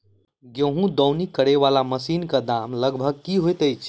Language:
Maithili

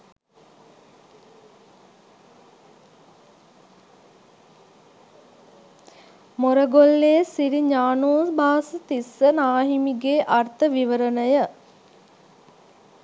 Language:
Sinhala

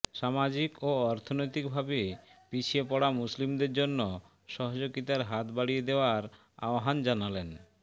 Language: Bangla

